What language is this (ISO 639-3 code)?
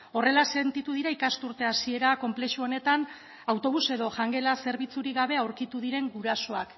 eus